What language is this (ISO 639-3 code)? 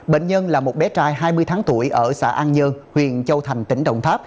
vie